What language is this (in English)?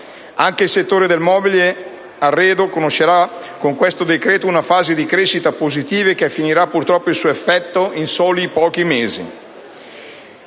Italian